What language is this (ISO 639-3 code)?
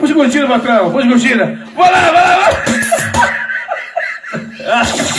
por